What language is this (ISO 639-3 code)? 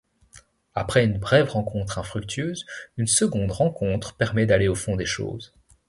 fra